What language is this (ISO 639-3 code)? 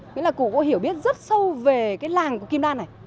vie